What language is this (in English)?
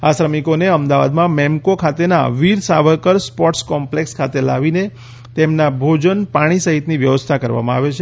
Gujarati